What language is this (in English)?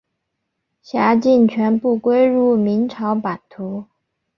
Chinese